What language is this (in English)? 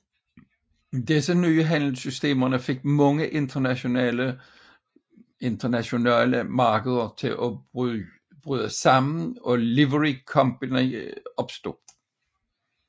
Danish